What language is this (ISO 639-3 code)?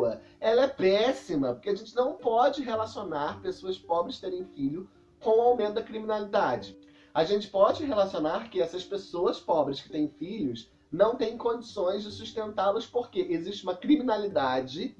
por